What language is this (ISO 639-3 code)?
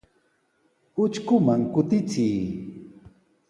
qws